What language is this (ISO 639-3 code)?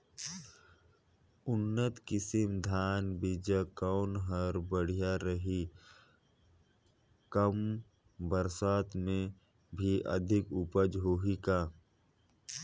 hne